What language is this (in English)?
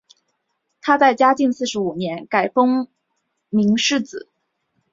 Chinese